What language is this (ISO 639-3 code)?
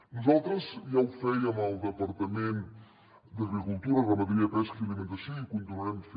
cat